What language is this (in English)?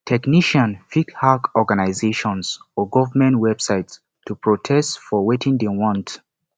Nigerian Pidgin